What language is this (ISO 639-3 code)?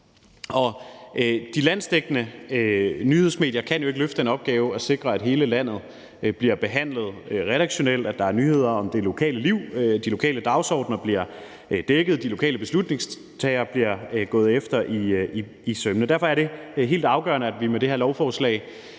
dan